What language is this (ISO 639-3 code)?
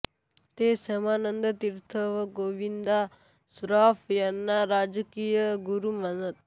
mar